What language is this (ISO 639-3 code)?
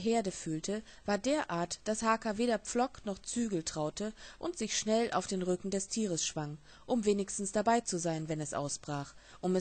deu